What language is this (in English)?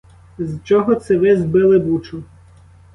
Ukrainian